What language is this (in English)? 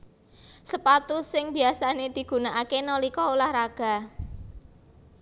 Javanese